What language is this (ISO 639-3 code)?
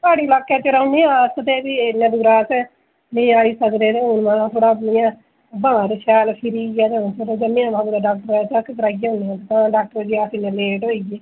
doi